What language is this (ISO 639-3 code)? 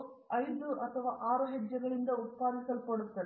kan